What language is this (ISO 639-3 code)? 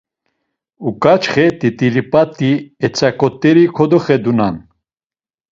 lzz